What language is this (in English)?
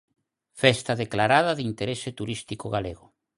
Galician